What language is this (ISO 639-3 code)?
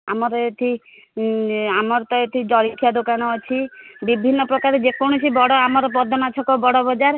ori